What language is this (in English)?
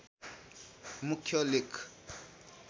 Nepali